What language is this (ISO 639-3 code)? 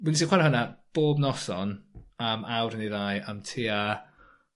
cym